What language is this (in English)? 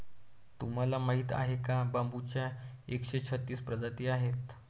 Marathi